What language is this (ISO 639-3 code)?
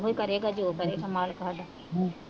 pan